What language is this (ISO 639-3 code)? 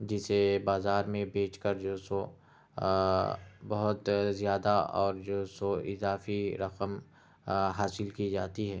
urd